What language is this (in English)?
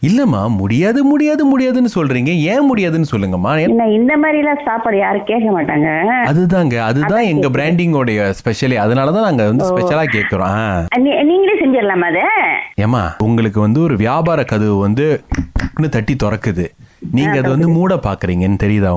Tamil